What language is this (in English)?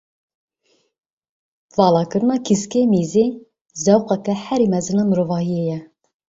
Kurdish